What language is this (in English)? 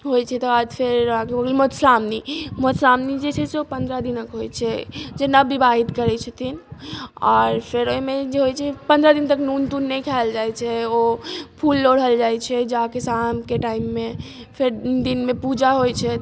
Maithili